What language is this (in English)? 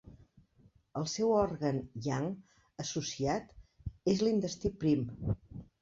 Catalan